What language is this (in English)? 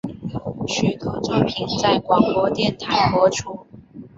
Chinese